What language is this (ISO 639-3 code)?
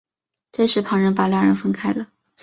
zho